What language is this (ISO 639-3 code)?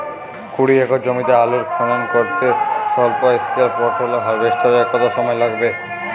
ben